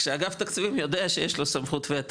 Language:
Hebrew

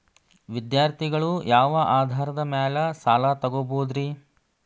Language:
Kannada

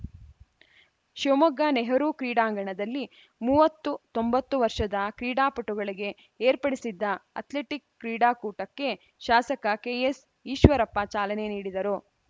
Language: Kannada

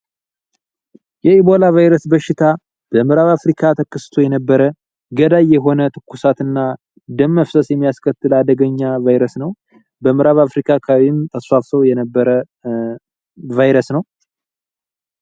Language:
Amharic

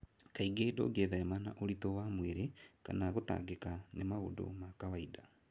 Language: Kikuyu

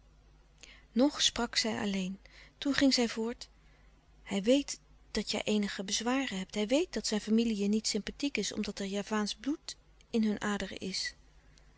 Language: Dutch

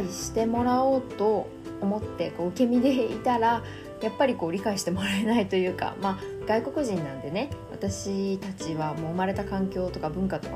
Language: Japanese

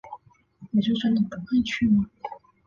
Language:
Chinese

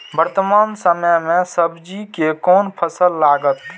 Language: Maithili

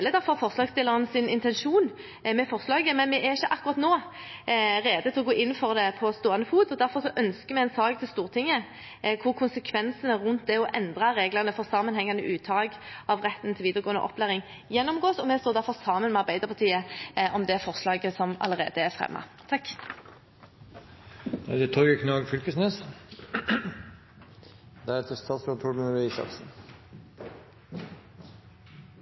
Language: Norwegian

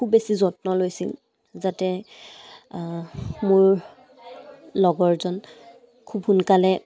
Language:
Assamese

